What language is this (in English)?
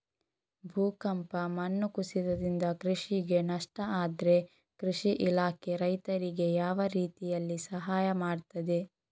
Kannada